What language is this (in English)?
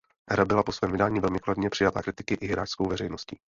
Czech